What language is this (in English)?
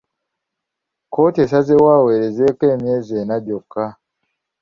Ganda